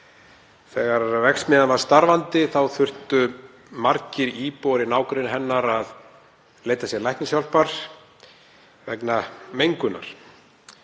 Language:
Icelandic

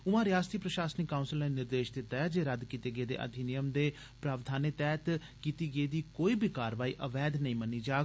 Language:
Dogri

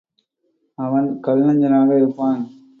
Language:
Tamil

